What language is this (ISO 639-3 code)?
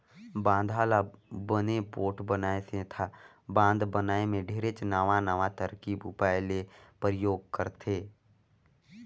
hne